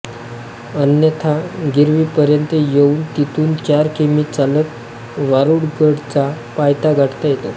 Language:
Marathi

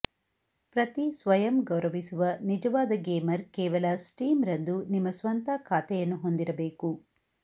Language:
Kannada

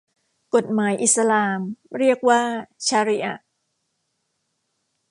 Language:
Thai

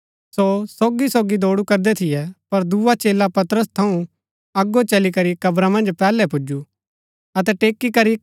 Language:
Gaddi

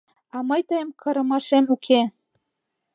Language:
Mari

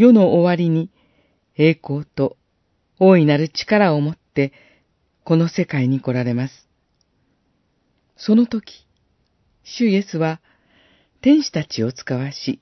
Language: Japanese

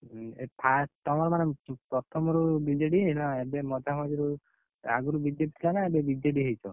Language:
Odia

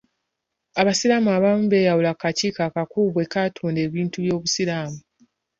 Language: Ganda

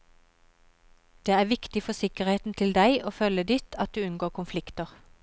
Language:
Norwegian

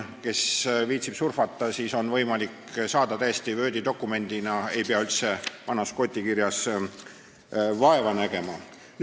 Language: Estonian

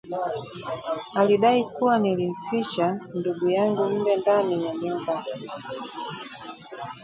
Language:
Swahili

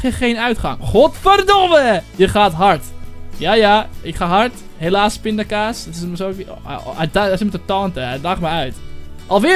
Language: Dutch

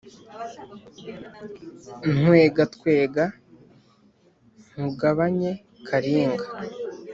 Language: Kinyarwanda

